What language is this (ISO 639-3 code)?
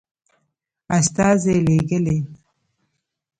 pus